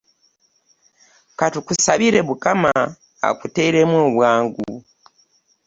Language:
Ganda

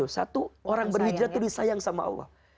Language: Indonesian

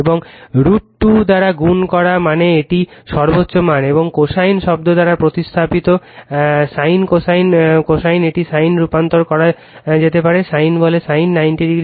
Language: Bangla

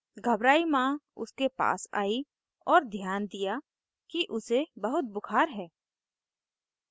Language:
Hindi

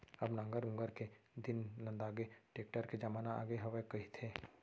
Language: Chhattisgarhi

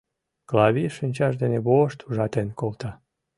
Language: Mari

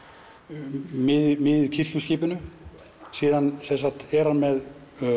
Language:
Icelandic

